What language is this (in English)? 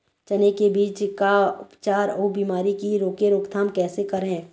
Chhattisgarhi